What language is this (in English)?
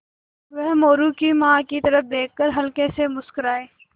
Hindi